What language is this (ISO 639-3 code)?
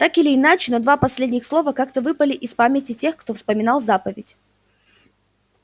rus